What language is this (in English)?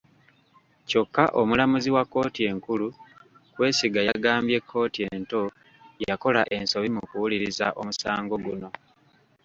Ganda